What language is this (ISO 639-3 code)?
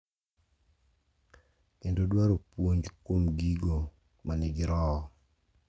luo